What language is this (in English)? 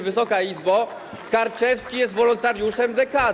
Polish